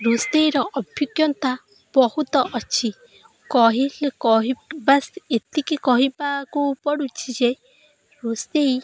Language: Odia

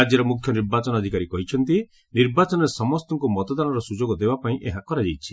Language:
Odia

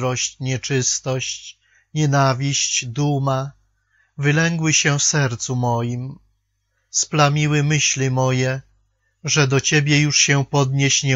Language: Polish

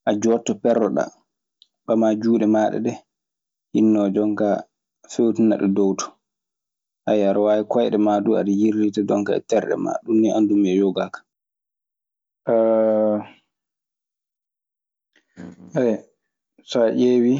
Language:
Maasina Fulfulde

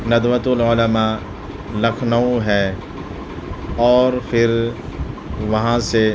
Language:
Urdu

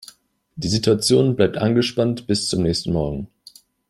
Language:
German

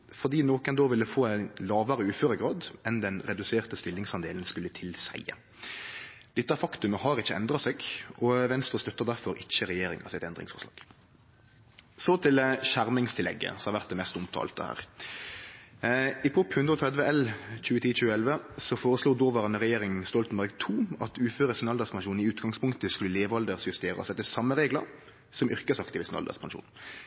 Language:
Norwegian Nynorsk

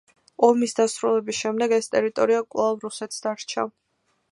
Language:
Georgian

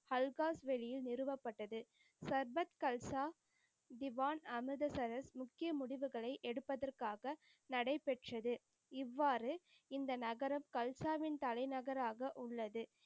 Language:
Tamil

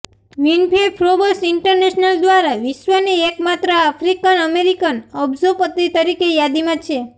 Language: Gujarati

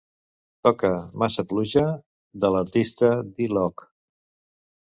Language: Catalan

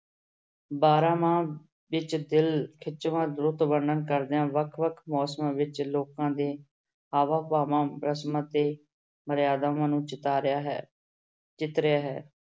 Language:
Punjabi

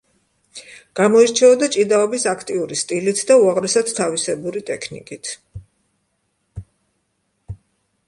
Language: Georgian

